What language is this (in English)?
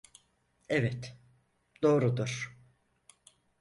Turkish